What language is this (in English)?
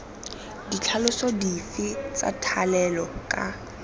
Tswana